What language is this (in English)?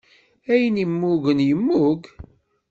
Kabyle